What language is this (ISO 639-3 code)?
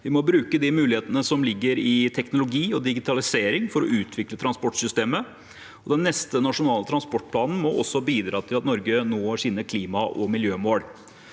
nor